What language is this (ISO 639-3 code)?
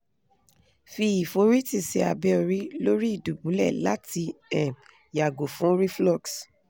yor